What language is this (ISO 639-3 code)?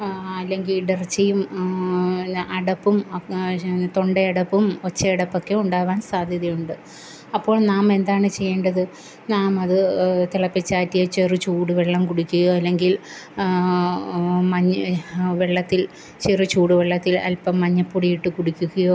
mal